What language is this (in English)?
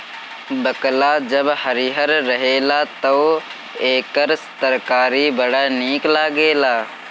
Bhojpuri